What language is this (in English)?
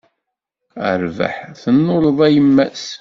Kabyle